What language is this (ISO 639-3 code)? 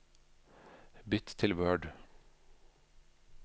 nor